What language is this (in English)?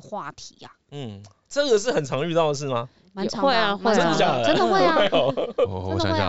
Chinese